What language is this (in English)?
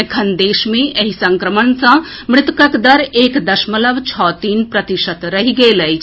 Maithili